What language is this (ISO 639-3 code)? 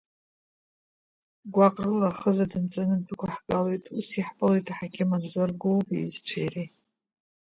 abk